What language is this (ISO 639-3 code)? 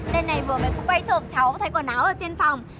vie